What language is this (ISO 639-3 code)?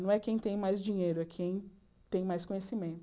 por